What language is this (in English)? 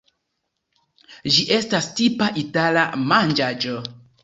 Esperanto